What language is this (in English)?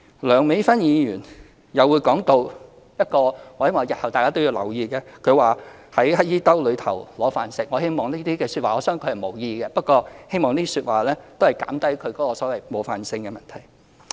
Cantonese